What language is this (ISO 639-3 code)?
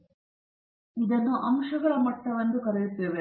kan